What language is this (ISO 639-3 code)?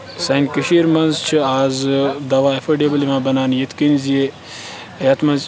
kas